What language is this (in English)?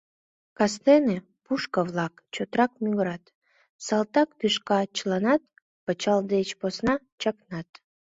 Mari